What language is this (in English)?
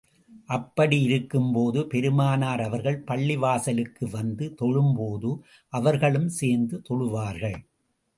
Tamil